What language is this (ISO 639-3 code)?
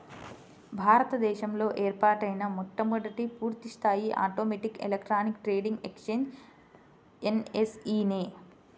tel